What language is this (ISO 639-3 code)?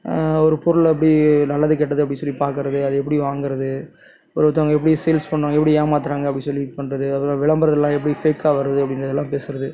tam